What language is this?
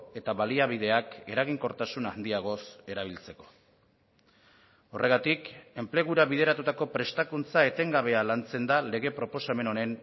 Basque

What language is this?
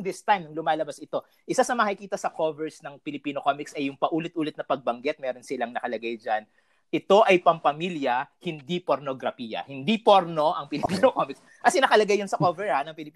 Filipino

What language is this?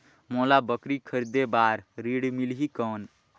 Chhattisgarhi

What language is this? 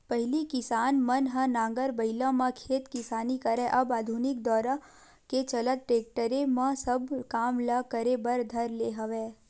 Chhattisgarhi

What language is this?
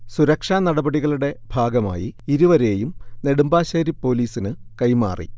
Malayalam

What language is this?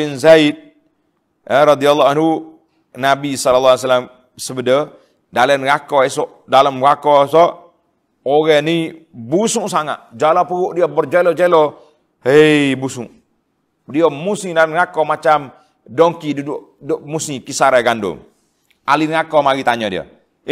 Malay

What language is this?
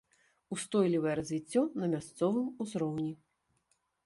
Belarusian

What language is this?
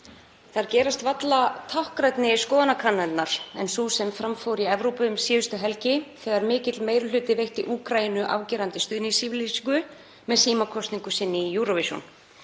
Icelandic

